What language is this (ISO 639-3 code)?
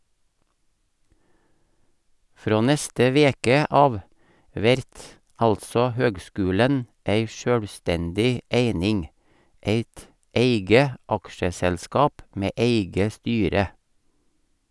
nor